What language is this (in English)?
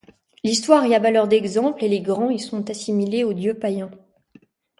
French